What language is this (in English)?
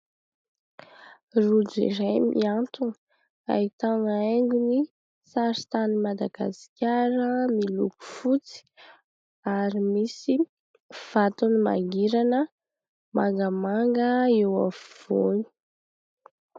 Malagasy